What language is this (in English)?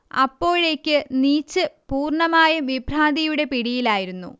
Malayalam